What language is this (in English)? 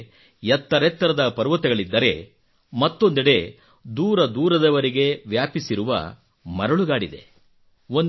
Kannada